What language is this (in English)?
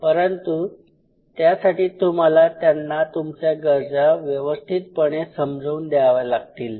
Marathi